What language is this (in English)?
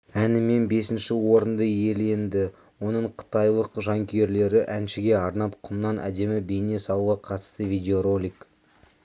Kazakh